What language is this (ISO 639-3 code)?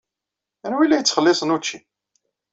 kab